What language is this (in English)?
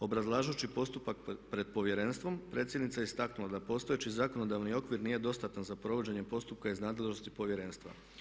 Croatian